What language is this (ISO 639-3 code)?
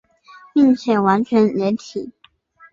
zho